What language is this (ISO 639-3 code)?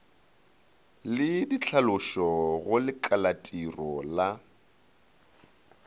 nso